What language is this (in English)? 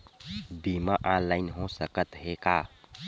Chhattisgarhi